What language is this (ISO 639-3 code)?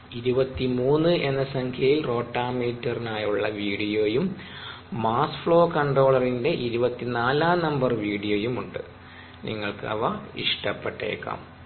mal